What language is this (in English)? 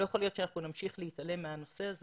Hebrew